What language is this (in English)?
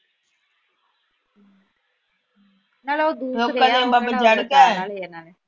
Punjabi